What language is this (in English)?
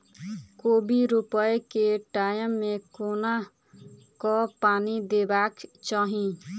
Maithili